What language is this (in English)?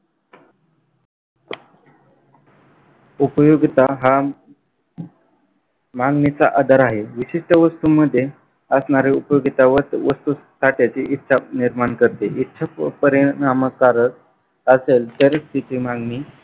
Marathi